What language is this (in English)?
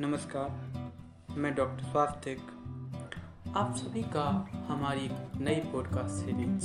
Hindi